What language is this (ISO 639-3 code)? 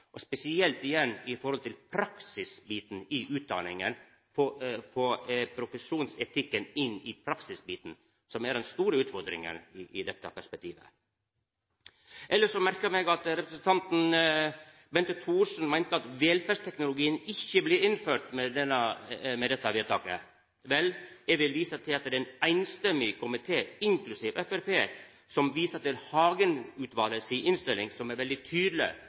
nno